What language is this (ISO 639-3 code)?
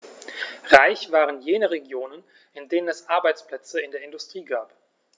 deu